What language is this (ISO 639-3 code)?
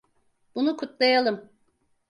tur